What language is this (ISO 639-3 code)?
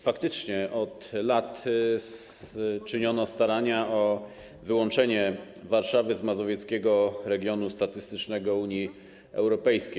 pol